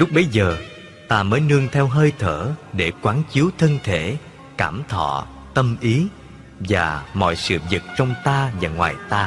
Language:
Vietnamese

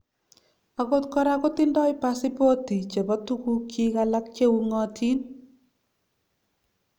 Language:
Kalenjin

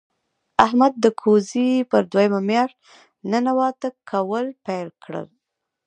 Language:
Pashto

